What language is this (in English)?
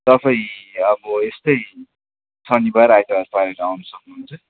Nepali